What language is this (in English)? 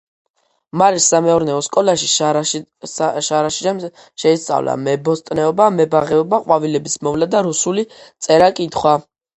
Georgian